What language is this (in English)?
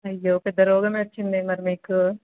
Telugu